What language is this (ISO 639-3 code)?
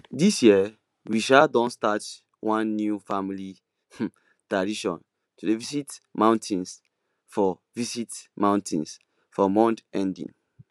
pcm